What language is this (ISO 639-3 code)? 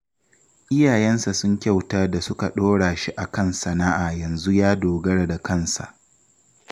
hau